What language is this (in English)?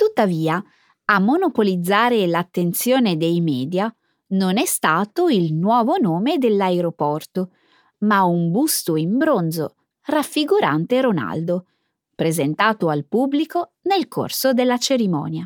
Italian